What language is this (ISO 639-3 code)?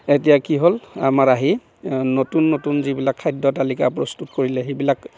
asm